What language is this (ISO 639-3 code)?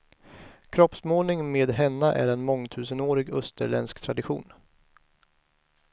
swe